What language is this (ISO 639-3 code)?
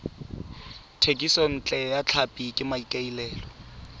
tsn